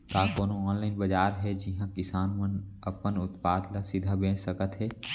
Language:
Chhattisgarhi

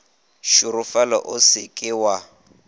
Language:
Northern Sotho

